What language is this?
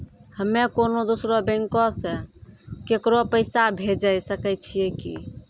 Maithili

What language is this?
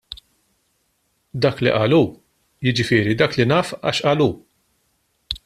Maltese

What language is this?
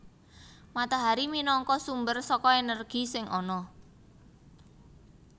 Javanese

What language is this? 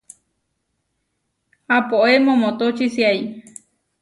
Huarijio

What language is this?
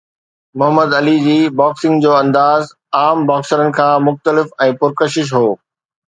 Sindhi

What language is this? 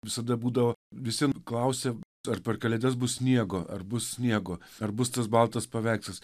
Lithuanian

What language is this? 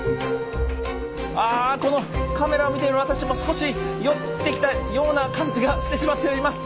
Japanese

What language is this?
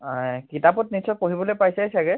Assamese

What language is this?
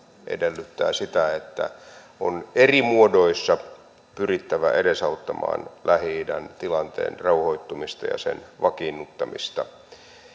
Finnish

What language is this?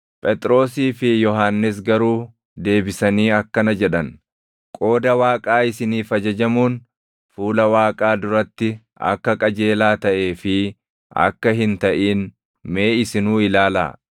Oromo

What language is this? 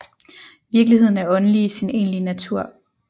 Danish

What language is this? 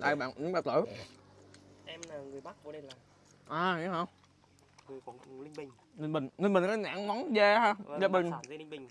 Vietnamese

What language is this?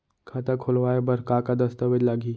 Chhattisgarhi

